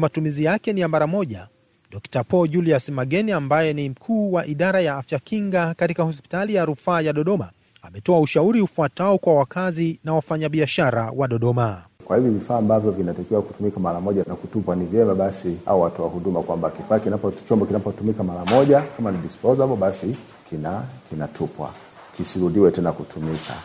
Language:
Swahili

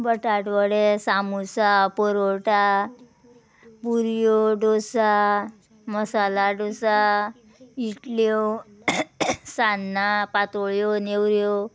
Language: Konkani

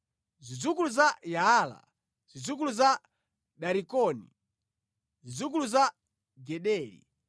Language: Nyanja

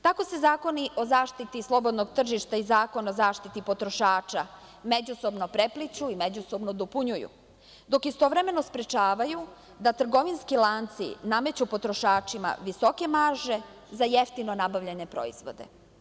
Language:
Serbian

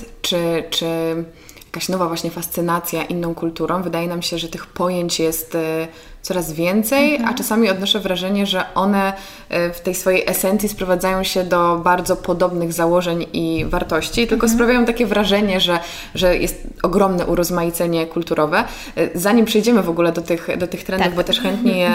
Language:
Polish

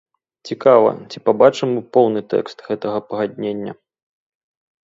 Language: Belarusian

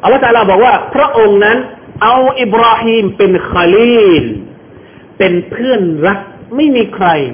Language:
Thai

